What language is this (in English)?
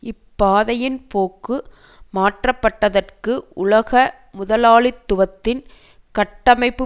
Tamil